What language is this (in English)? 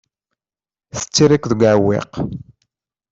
Kabyle